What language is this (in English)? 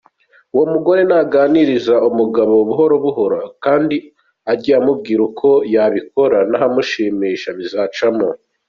Kinyarwanda